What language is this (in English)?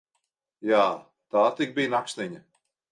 Latvian